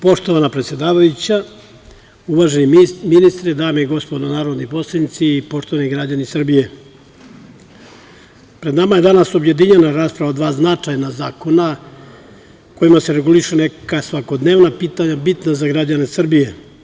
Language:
Serbian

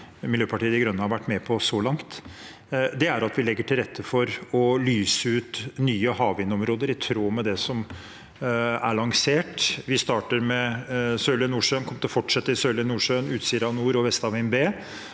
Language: Norwegian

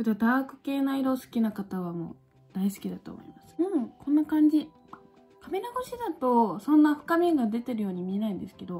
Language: Japanese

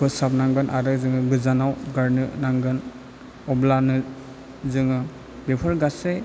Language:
Bodo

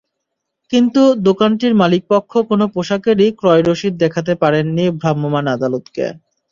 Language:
Bangla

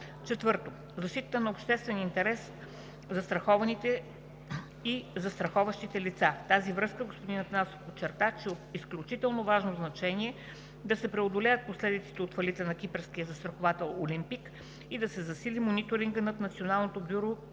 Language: Bulgarian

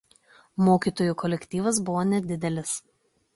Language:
Lithuanian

